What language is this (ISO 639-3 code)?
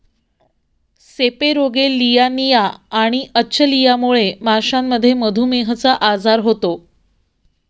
mar